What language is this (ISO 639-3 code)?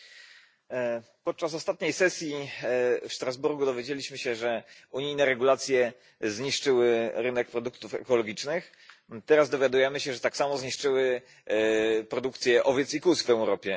pol